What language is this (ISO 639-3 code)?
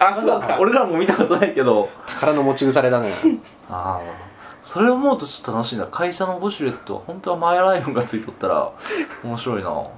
jpn